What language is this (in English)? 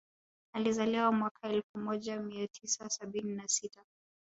Swahili